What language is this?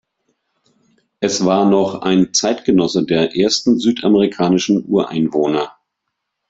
German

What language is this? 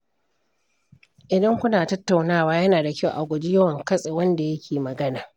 Hausa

